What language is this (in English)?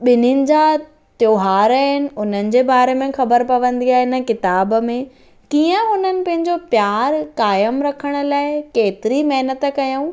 Sindhi